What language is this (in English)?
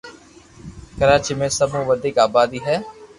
Loarki